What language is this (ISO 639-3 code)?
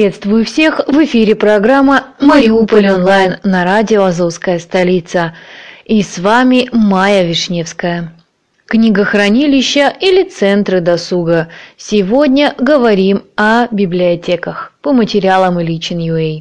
rus